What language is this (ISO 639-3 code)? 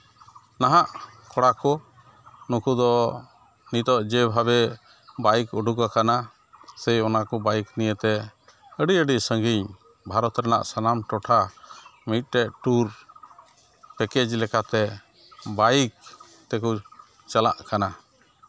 sat